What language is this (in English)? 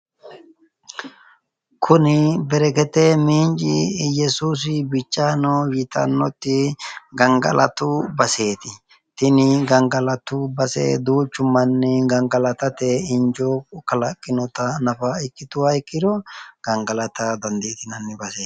Sidamo